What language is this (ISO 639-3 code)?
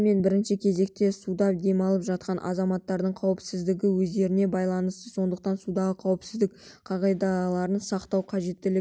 kaz